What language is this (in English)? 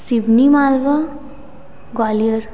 Hindi